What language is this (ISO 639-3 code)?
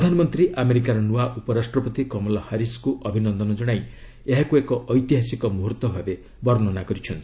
ori